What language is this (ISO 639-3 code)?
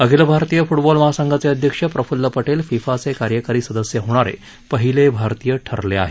mar